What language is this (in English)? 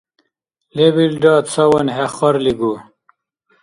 Dargwa